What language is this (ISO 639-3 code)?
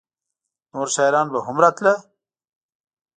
pus